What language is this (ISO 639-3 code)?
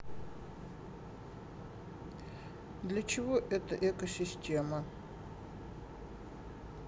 rus